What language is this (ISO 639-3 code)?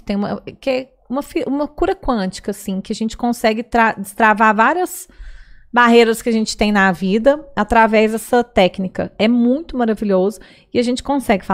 por